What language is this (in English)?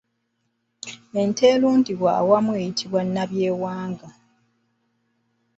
Ganda